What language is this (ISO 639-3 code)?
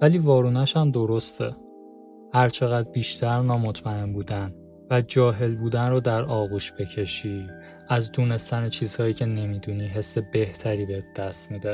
fas